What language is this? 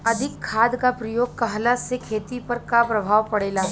Bhojpuri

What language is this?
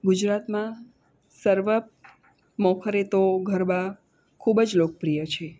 Gujarati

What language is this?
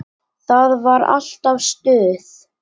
Icelandic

